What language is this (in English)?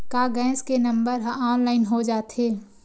Chhattisgarhi